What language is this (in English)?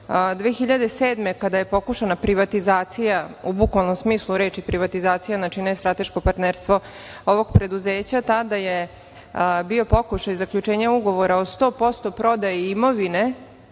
Serbian